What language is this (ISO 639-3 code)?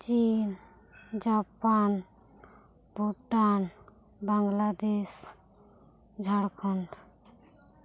sat